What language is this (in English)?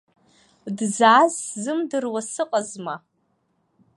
Abkhazian